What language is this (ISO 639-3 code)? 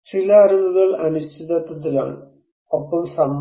mal